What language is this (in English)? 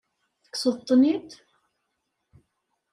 Kabyle